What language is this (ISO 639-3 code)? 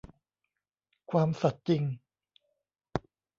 tha